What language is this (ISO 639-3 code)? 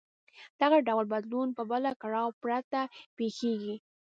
pus